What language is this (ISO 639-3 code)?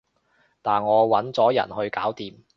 yue